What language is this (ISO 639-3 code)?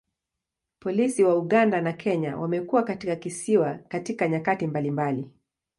swa